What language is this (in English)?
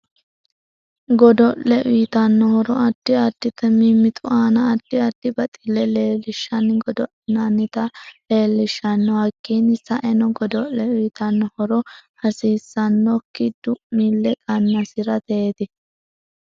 Sidamo